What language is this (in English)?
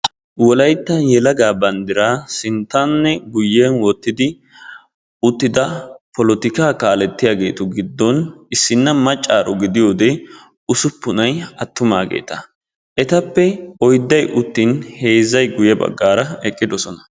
Wolaytta